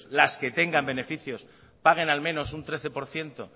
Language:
Spanish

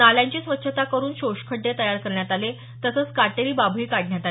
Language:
Marathi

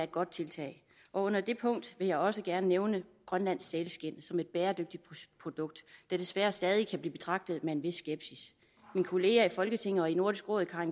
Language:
Danish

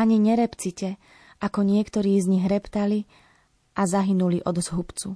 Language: Slovak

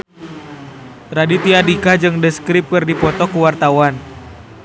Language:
Sundanese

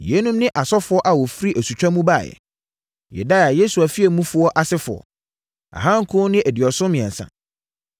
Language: Akan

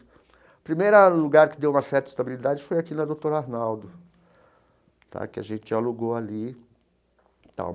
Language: Portuguese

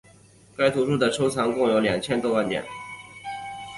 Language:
Chinese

